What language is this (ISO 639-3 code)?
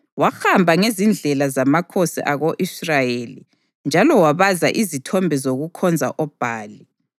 nde